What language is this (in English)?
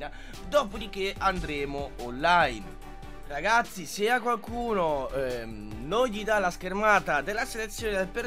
Italian